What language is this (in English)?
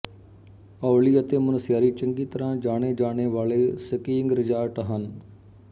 Punjabi